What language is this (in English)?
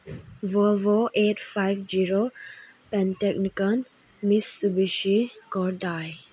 Manipuri